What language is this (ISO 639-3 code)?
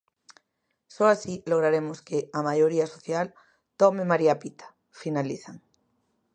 glg